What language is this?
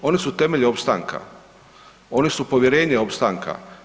Croatian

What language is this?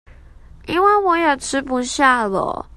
Chinese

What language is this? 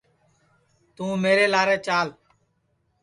Sansi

